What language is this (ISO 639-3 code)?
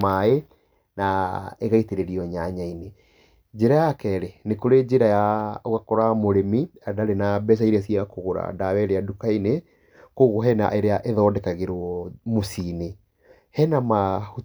kik